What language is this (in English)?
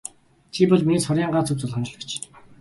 Mongolian